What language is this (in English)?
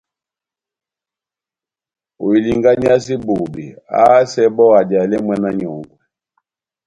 Batanga